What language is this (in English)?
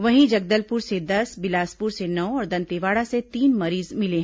Hindi